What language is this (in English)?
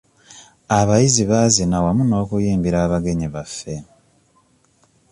Ganda